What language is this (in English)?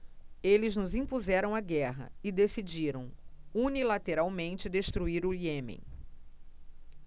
Portuguese